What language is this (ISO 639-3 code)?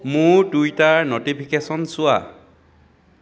asm